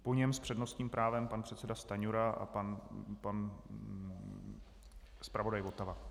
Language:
Czech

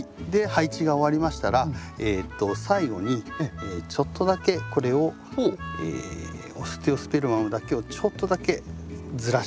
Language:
Japanese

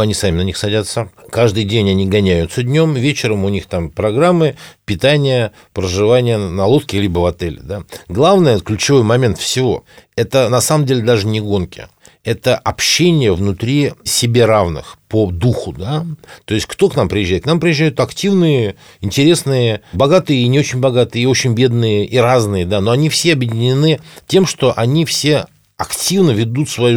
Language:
Russian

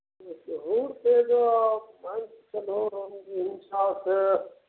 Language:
Maithili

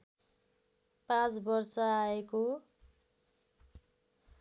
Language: Nepali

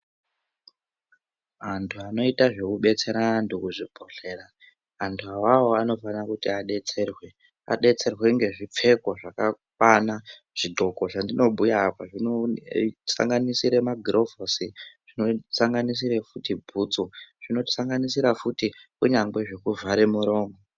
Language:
Ndau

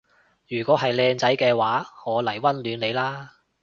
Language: Cantonese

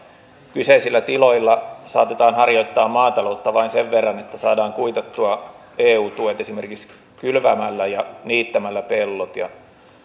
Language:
Finnish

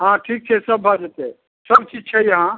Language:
Maithili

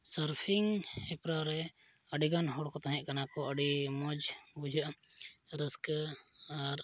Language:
Santali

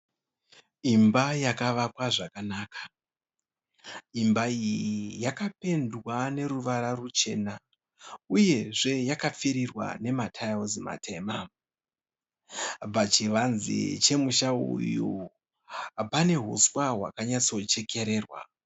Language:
Shona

